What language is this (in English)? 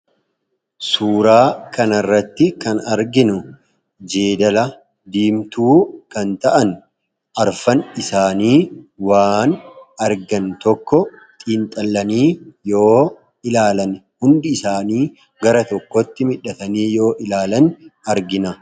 Oromo